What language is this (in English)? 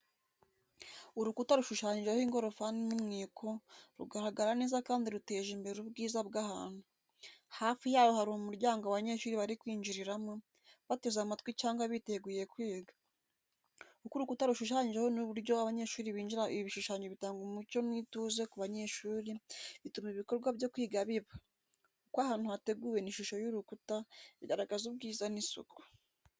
Kinyarwanda